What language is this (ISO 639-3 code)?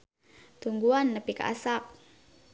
sun